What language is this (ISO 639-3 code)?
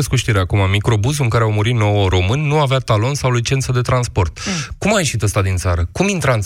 ron